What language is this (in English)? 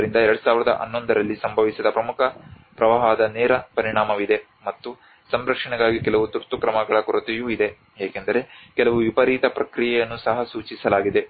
Kannada